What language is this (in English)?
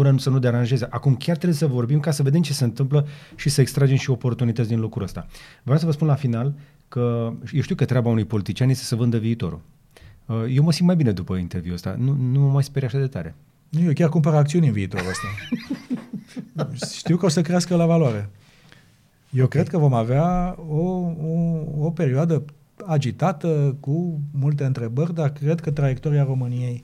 Romanian